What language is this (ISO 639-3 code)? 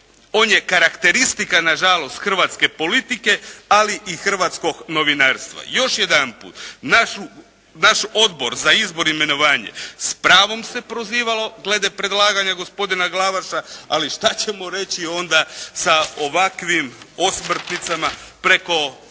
hrv